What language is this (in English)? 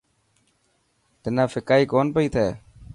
Dhatki